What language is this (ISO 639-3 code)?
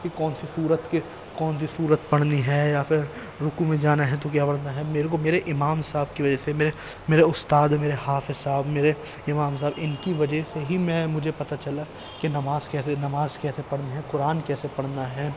urd